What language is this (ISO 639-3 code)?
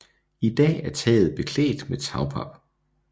dan